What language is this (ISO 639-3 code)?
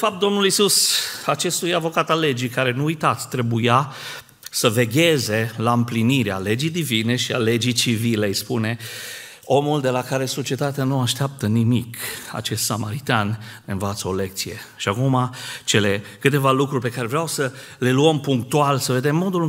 ron